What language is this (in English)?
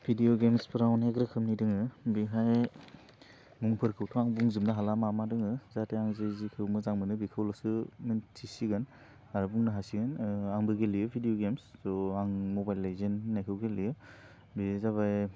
Bodo